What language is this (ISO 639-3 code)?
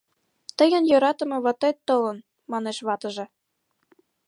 chm